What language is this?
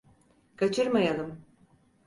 Turkish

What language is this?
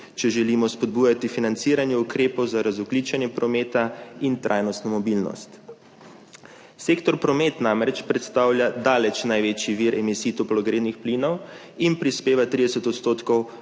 Slovenian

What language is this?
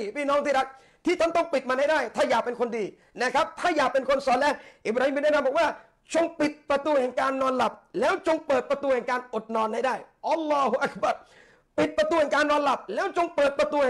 Thai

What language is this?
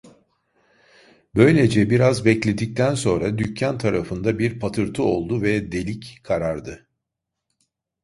Turkish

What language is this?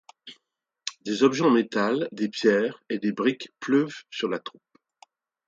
French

